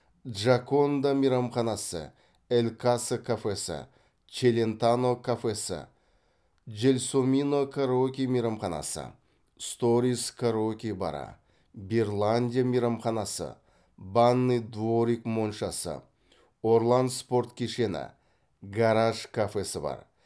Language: Kazakh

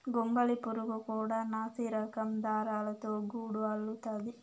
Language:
Telugu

